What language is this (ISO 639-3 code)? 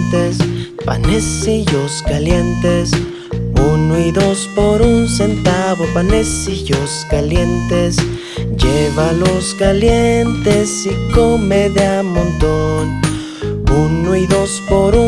spa